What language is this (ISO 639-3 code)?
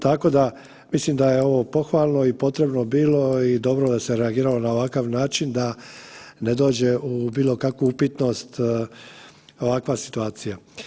hrv